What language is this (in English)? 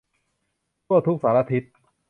Thai